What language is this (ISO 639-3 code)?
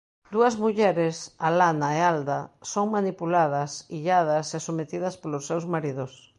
glg